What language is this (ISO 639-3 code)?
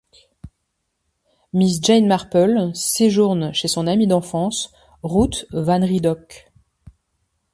fra